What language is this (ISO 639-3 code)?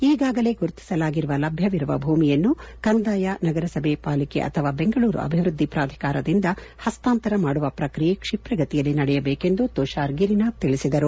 kan